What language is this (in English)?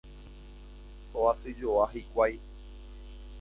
Guarani